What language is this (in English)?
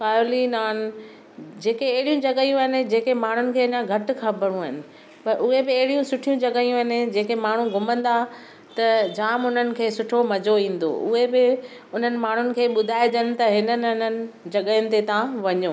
Sindhi